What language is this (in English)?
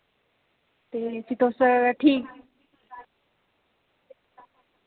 Dogri